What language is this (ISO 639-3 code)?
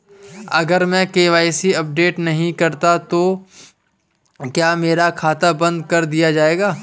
hin